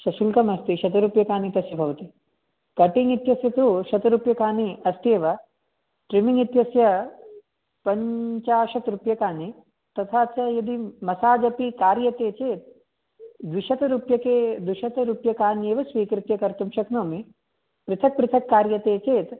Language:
Sanskrit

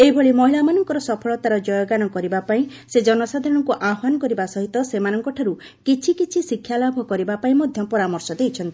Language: Odia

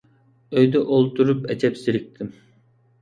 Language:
Uyghur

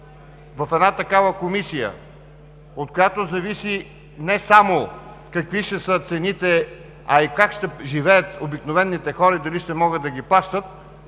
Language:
Bulgarian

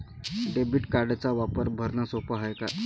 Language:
Marathi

